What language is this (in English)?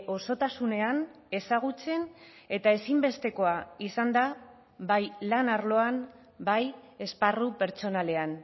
Basque